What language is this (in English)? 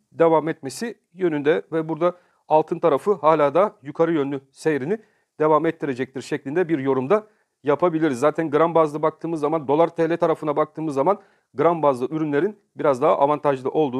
Turkish